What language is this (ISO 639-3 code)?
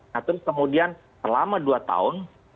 ind